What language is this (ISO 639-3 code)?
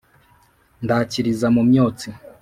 kin